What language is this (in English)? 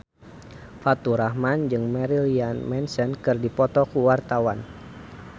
Sundanese